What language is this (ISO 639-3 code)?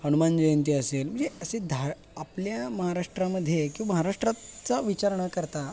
mar